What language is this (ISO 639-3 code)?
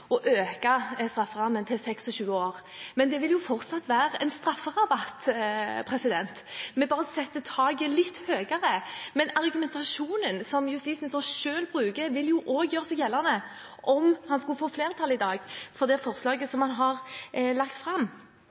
nob